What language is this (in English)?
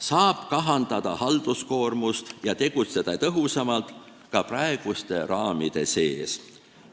Estonian